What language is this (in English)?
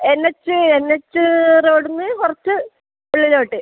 Malayalam